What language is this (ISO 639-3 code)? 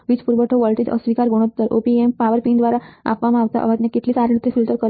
guj